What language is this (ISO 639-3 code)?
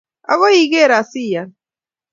kln